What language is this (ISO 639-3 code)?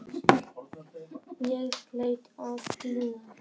isl